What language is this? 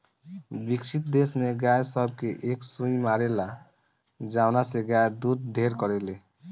Bhojpuri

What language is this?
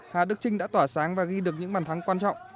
Vietnamese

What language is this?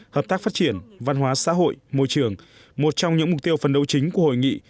Vietnamese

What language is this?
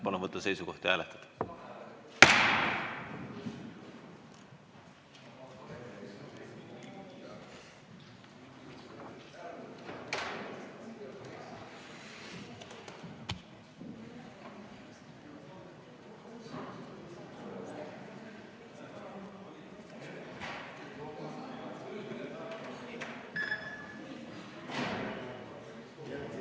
Estonian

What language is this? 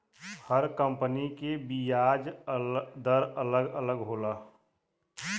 Bhojpuri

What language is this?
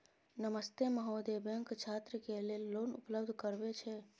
Maithili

